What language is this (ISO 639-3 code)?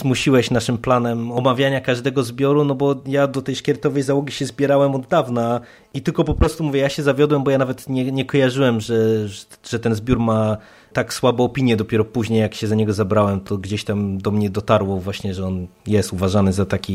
pol